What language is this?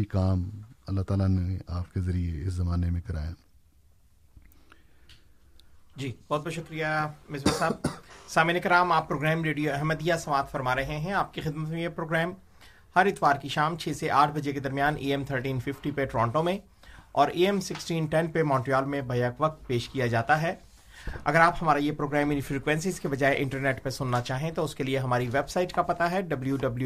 Urdu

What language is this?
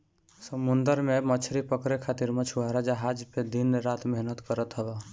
Bhojpuri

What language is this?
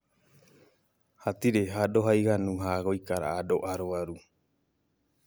Kikuyu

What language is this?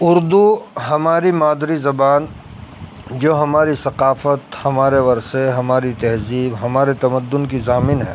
Urdu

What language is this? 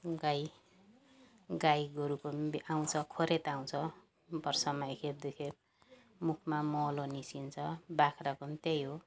Nepali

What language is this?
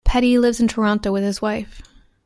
English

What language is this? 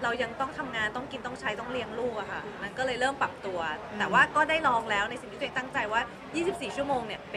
Thai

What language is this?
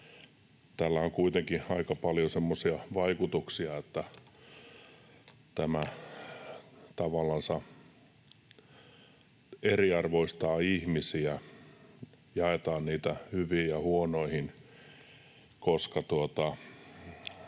Finnish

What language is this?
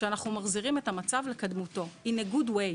Hebrew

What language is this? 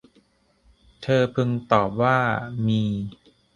Thai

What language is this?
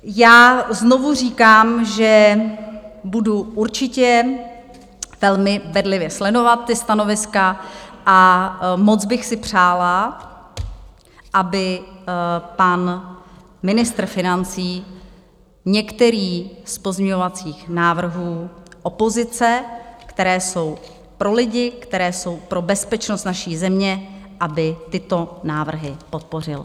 Czech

